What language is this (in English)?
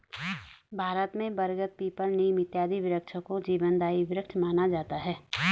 Hindi